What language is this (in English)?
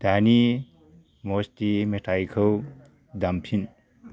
Bodo